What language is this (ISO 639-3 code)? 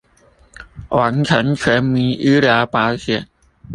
zho